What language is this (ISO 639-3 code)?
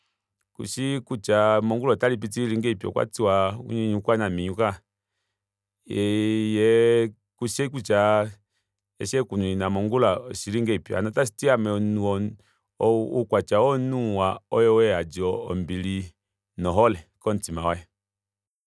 kua